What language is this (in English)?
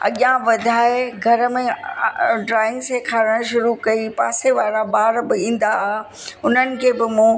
Sindhi